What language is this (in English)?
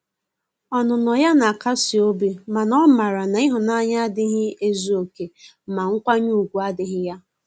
Igbo